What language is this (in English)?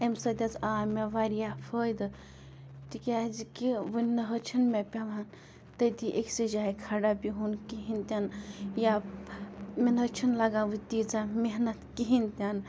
Kashmiri